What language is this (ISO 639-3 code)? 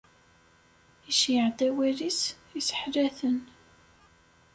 kab